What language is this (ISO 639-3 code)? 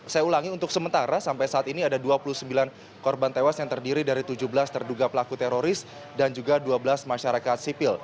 ind